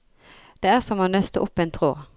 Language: Norwegian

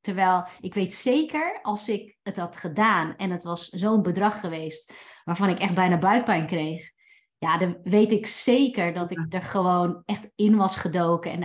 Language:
Dutch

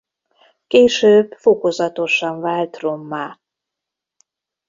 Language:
Hungarian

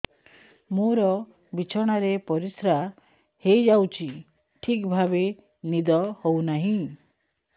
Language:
Odia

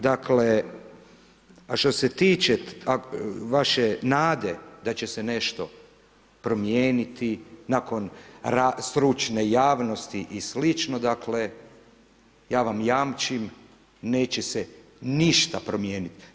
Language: Croatian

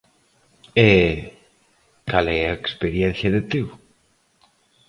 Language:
Galician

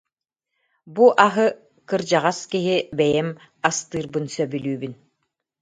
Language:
Yakut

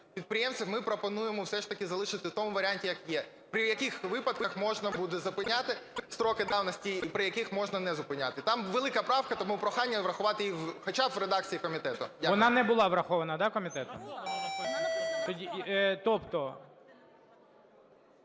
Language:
Ukrainian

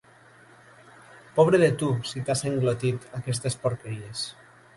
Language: Catalan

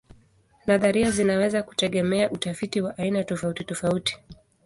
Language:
Swahili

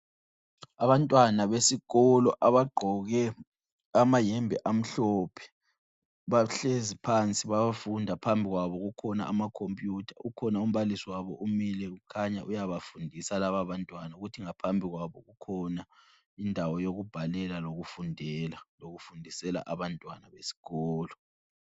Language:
North Ndebele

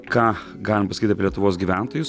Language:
Lithuanian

